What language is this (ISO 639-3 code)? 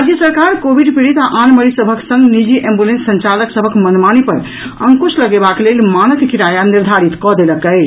mai